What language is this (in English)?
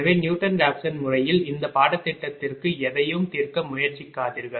Tamil